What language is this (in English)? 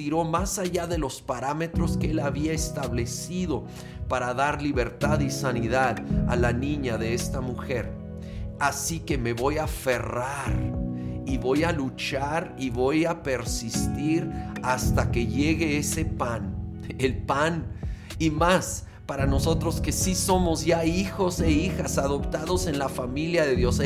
Spanish